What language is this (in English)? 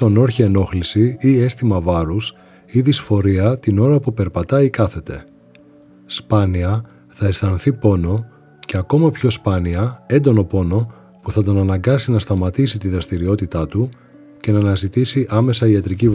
Greek